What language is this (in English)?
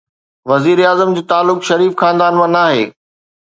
Sindhi